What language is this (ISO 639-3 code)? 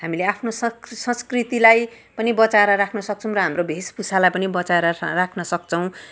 nep